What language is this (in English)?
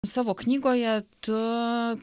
Lithuanian